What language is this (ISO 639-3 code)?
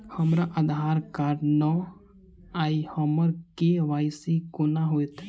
mai